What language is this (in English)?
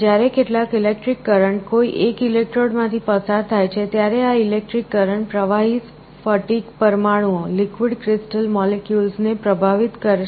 Gujarati